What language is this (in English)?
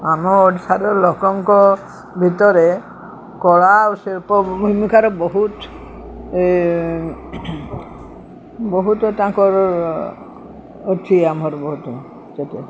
Odia